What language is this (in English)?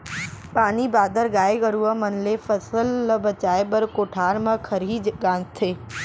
Chhattisgarhi